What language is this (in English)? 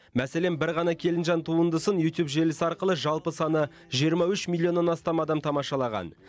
Kazakh